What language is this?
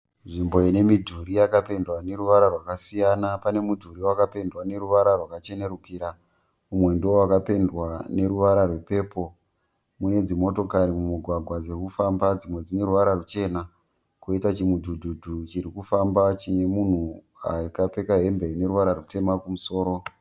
Shona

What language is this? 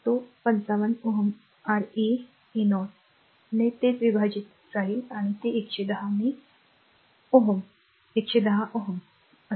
Marathi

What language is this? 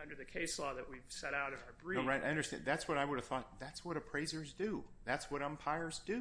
English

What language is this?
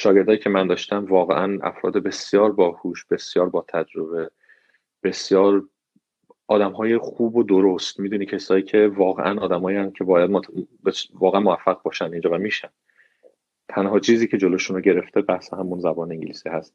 Persian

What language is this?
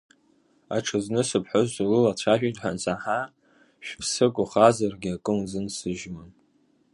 Abkhazian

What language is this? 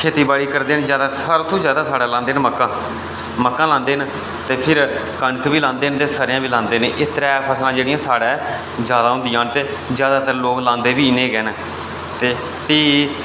Dogri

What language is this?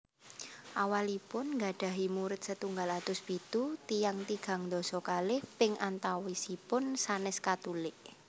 Javanese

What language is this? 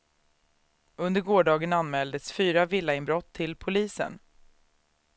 Swedish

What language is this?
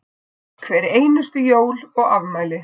Icelandic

